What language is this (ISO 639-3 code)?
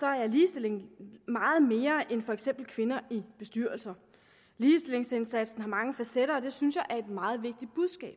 dan